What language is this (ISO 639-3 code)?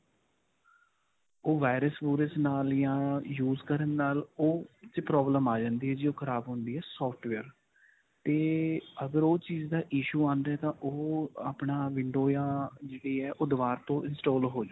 pan